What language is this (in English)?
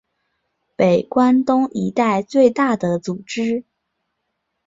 Chinese